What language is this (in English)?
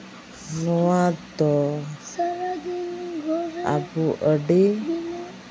Santali